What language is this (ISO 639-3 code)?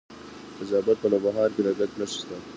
pus